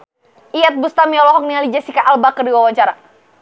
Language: Sundanese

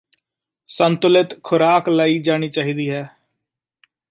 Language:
Punjabi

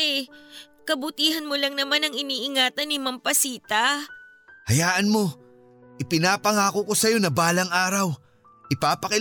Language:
Filipino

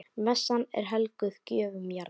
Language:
Icelandic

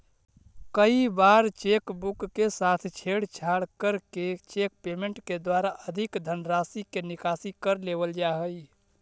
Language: Magahi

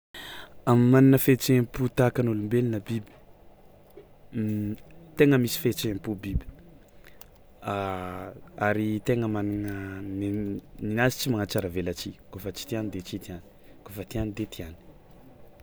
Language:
Tsimihety Malagasy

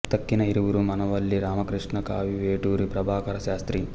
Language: Telugu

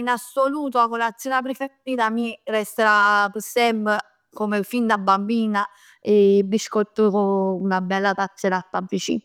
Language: Neapolitan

